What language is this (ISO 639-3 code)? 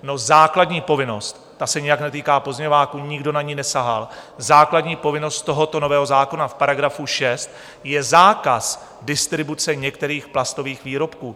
ces